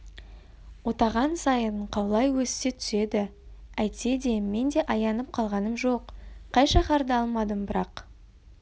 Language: Kazakh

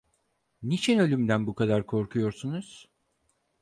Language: Turkish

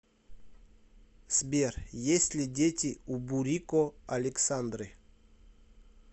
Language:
Russian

